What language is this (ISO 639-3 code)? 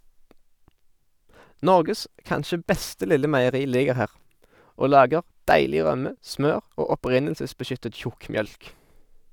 nor